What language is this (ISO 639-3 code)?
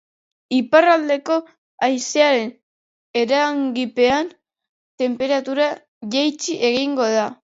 eus